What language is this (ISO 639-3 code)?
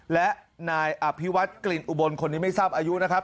tha